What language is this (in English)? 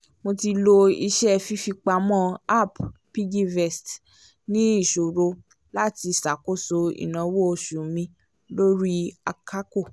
Yoruba